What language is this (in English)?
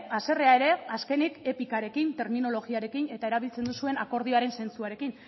Basque